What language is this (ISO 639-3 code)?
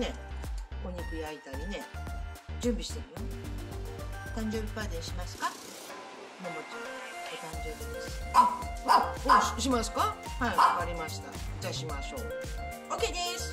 jpn